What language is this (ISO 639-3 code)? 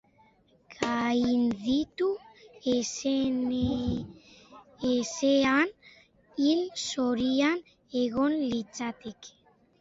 eus